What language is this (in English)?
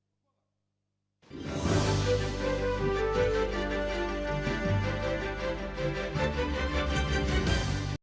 Ukrainian